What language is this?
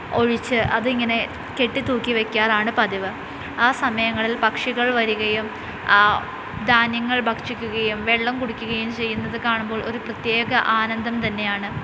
Malayalam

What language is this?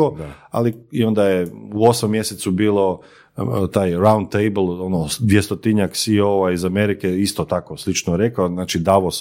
Croatian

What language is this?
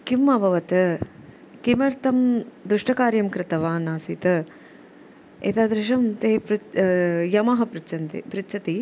Sanskrit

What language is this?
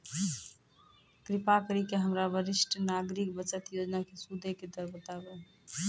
Maithili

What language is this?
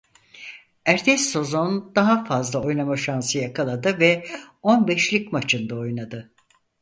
Turkish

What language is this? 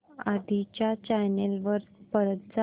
Marathi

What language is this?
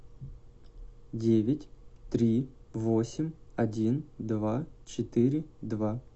Russian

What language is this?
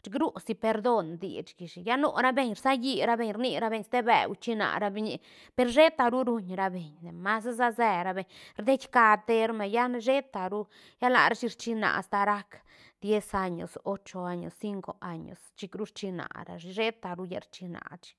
Santa Catarina Albarradas Zapotec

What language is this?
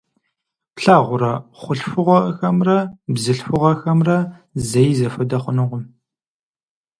Kabardian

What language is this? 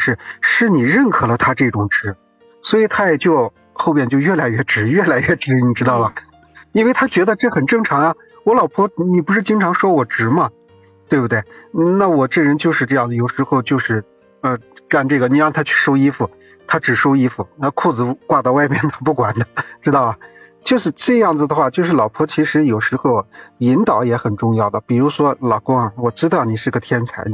Chinese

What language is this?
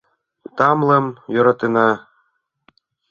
Mari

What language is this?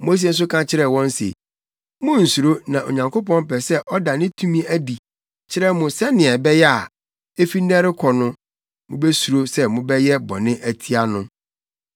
Akan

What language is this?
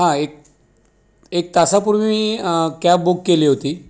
Marathi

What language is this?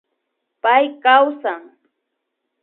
Imbabura Highland Quichua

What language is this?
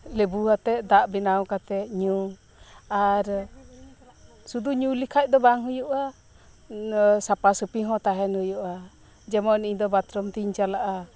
Santali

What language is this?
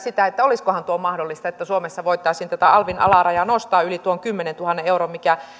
Finnish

